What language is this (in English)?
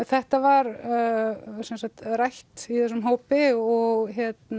Icelandic